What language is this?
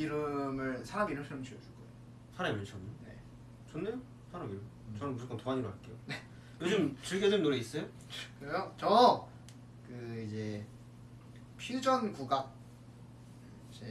Korean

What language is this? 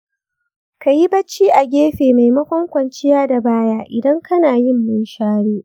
Hausa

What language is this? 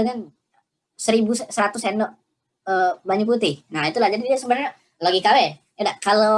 Indonesian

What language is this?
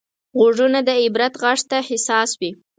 Pashto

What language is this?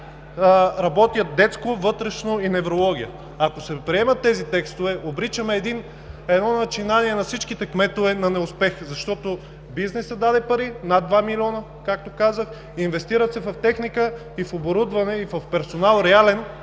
Bulgarian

